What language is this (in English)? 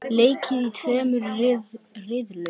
Icelandic